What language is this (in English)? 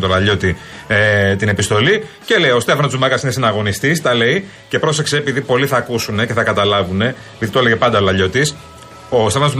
Greek